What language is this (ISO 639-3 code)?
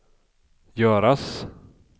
swe